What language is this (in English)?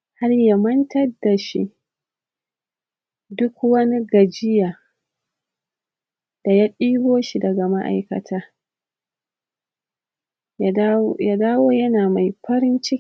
Hausa